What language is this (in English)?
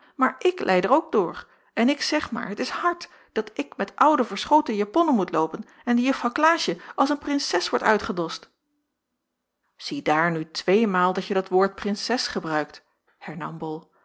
Dutch